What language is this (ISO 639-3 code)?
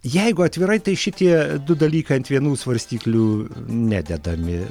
lit